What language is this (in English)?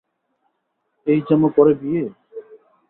Bangla